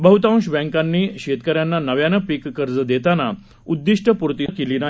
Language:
Marathi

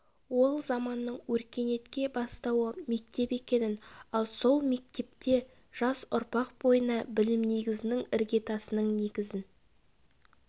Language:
Kazakh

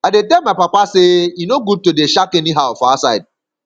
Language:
Nigerian Pidgin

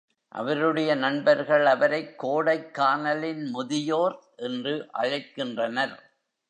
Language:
Tamil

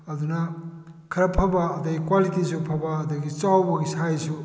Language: Manipuri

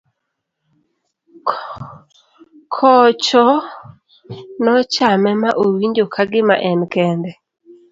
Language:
Luo (Kenya and Tanzania)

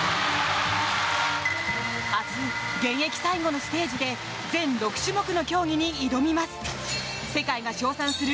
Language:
Japanese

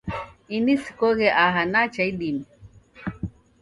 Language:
Taita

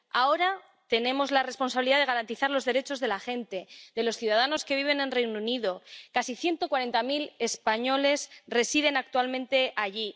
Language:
Spanish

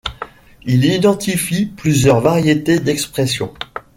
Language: French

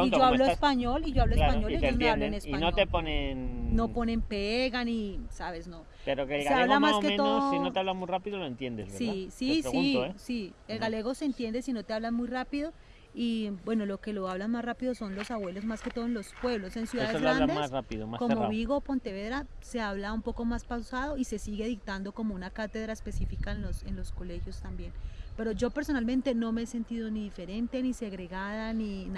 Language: Spanish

